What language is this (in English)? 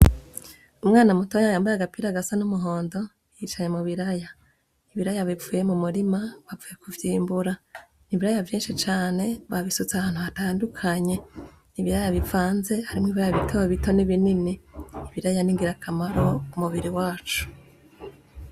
Rundi